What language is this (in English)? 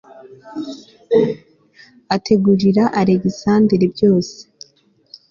Kinyarwanda